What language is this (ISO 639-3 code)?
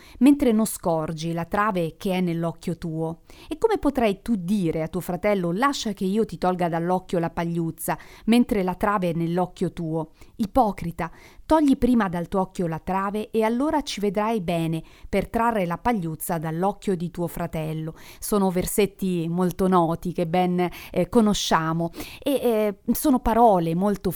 ita